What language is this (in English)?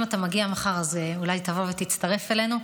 Hebrew